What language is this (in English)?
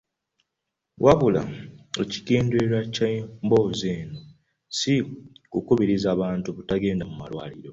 Ganda